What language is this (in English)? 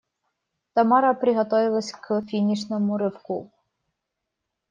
Russian